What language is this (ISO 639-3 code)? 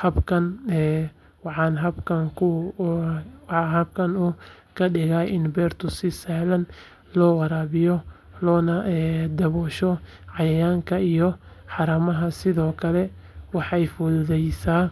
som